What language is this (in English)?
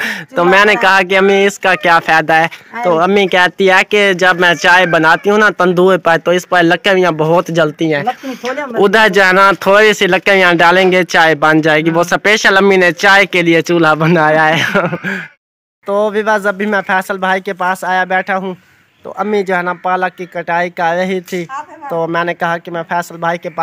Hindi